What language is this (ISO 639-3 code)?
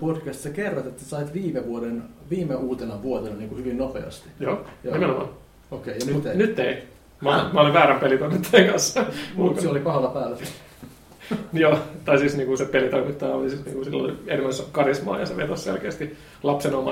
fin